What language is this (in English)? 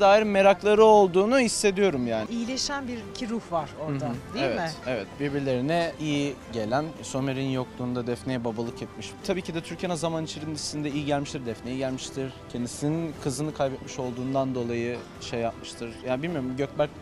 Turkish